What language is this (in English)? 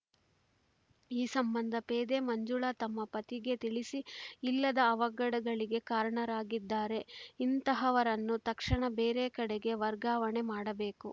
Kannada